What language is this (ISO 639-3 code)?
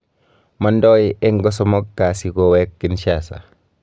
kln